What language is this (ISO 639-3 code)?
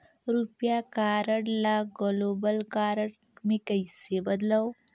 hne